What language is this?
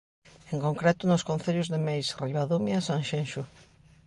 Galician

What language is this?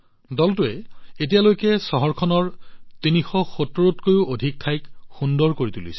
Assamese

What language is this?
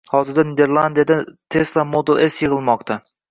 Uzbek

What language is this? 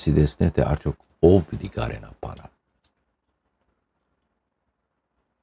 Turkish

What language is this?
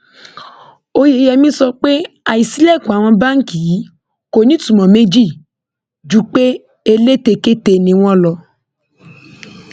Yoruba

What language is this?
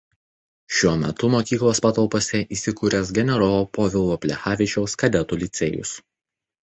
Lithuanian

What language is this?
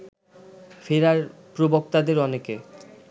Bangla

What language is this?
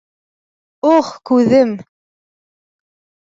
Bashkir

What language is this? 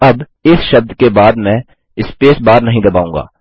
Hindi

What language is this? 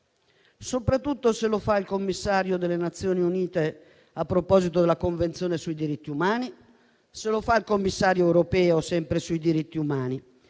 Italian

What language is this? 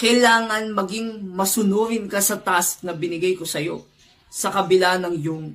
Filipino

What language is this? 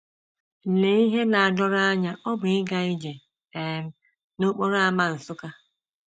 Igbo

